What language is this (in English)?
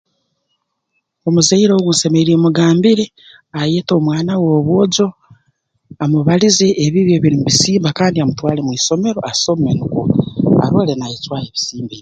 Tooro